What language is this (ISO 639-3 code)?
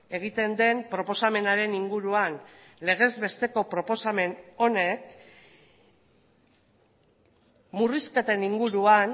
eus